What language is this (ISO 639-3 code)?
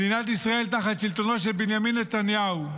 heb